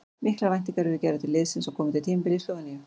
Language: Icelandic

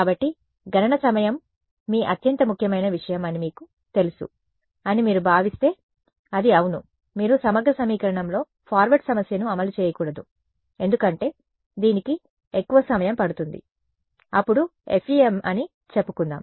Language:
Telugu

